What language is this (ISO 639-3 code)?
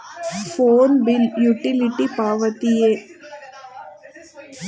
kan